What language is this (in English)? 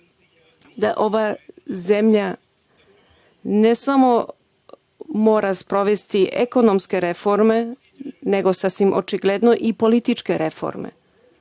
Serbian